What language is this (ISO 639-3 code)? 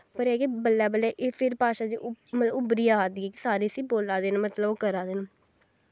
doi